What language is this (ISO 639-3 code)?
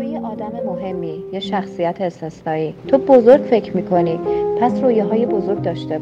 fas